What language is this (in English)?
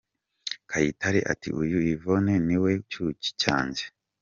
Kinyarwanda